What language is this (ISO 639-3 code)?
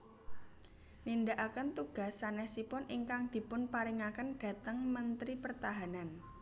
jav